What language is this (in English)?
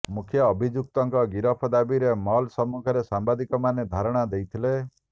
Odia